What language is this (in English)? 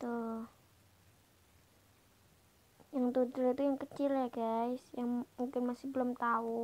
Indonesian